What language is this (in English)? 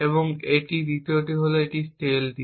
Bangla